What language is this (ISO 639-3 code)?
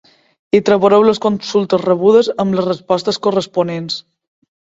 cat